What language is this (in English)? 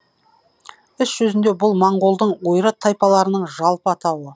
Kazakh